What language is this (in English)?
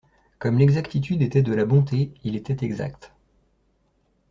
French